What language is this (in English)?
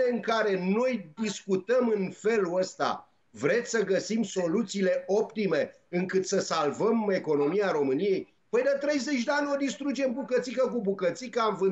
Romanian